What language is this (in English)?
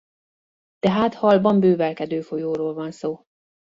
Hungarian